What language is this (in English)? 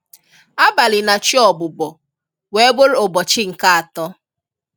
Igbo